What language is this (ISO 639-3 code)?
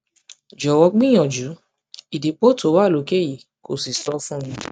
yor